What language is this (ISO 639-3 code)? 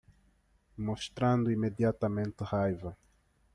por